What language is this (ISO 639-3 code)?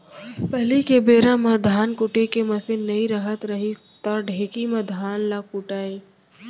hne